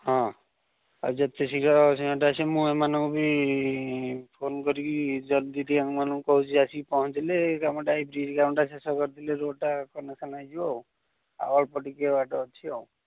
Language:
Odia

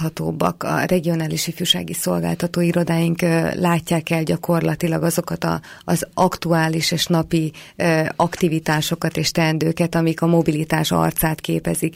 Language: Hungarian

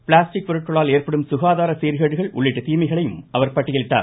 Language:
Tamil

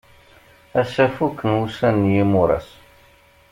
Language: Kabyle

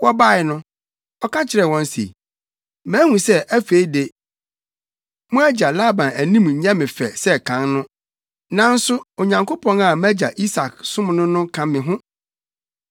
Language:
Akan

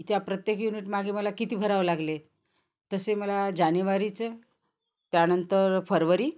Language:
Marathi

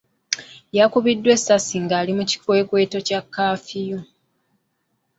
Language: Ganda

